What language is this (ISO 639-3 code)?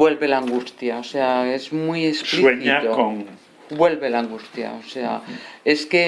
spa